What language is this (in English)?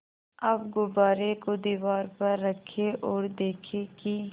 Hindi